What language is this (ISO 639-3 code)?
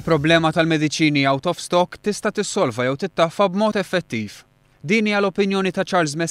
ita